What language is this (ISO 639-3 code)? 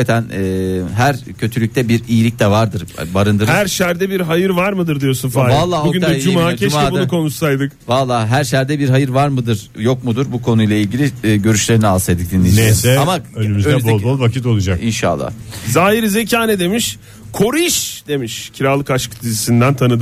tur